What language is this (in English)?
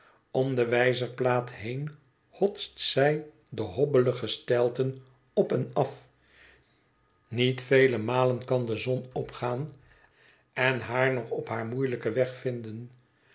Dutch